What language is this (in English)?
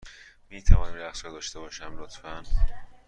Persian